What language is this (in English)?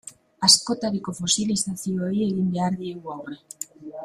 Basque